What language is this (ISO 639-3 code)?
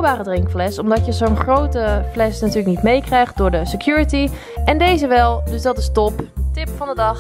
nld